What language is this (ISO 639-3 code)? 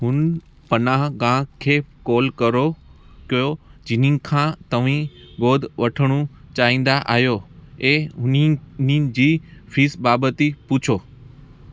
snd